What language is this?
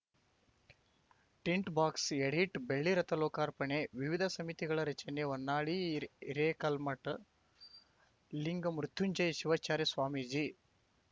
Kannada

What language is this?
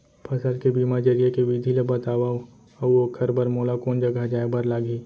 Chhattisgarhi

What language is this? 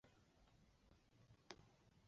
Chinese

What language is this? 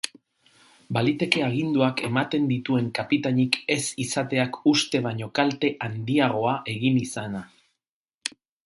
Basque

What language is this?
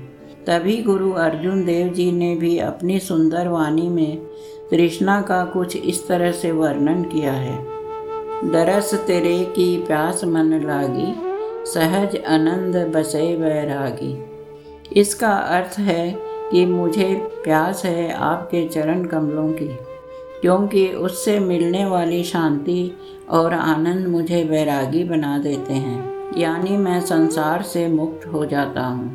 Hindi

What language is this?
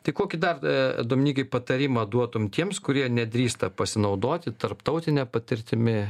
Lithuanian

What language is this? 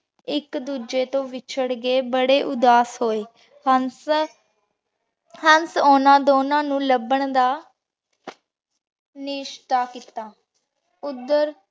Punjabi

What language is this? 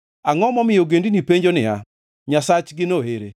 Luo (Kenya and Tanzania)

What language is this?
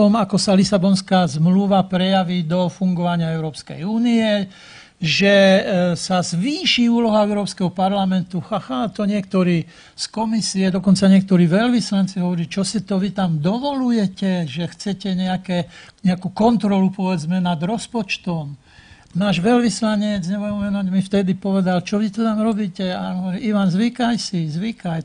Slovak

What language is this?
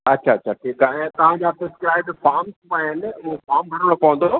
Sindhi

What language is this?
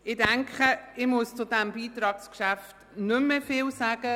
Swiss German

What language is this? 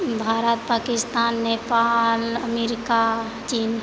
Maithili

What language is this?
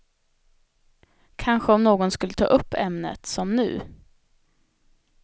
Swedish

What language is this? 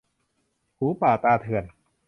Thai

